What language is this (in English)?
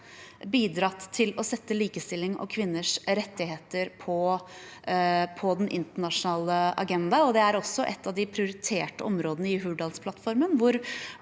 Norwegian